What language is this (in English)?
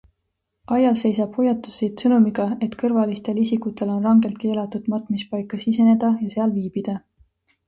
Estonian